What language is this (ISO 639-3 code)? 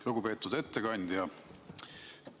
est